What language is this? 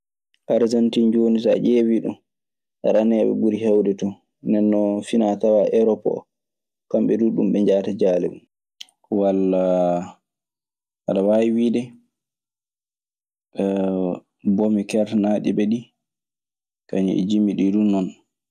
Maasina Fulfulde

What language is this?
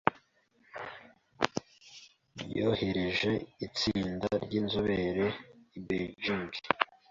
Kinyarwanda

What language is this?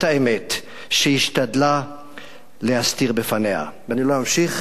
Hebrew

